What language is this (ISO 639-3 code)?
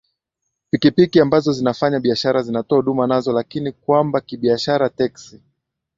swa